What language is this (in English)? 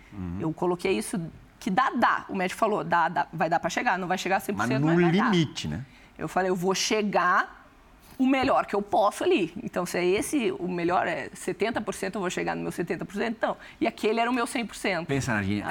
Portuguese